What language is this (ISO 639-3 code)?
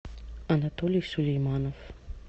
rus